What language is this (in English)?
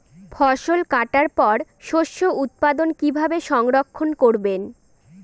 Bangla